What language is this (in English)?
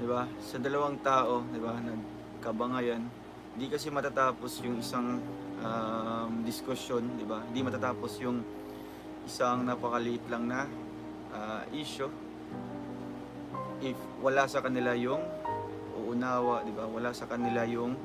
Filipino